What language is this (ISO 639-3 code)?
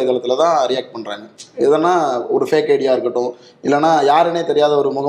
tam